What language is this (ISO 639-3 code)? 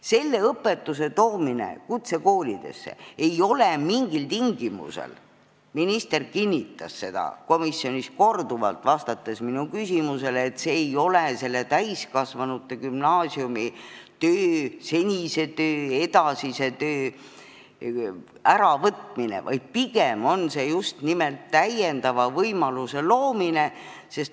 est